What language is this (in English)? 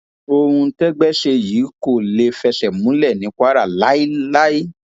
Yoruba